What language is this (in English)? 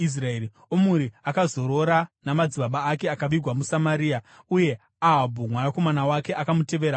Shona